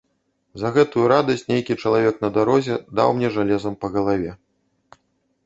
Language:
Belarusian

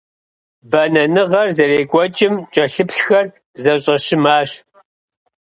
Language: Kabardian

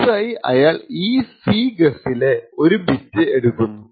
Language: Malayalam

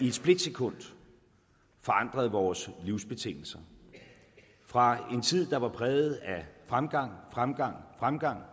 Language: Danish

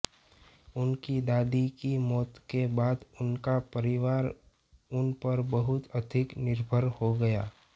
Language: Hindi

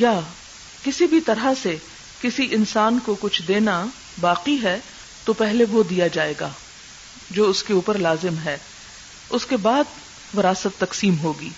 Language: Urdu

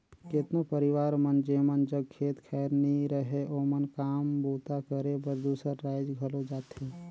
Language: Chhattisgarhi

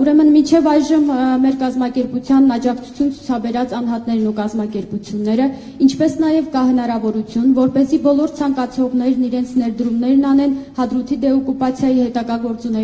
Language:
Romanian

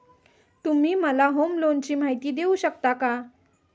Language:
Marathi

